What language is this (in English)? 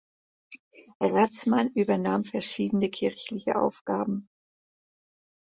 German